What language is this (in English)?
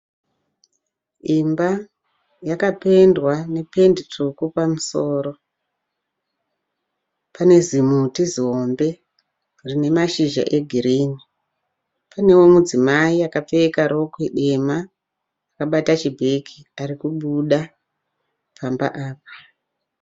Shona